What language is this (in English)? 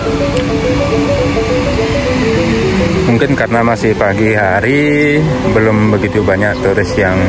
Indonesian